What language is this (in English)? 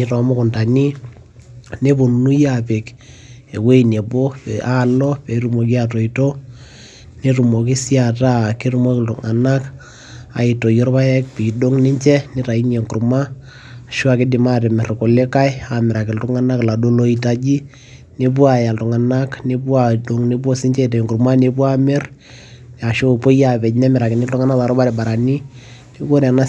Masai